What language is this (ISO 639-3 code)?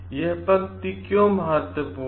hin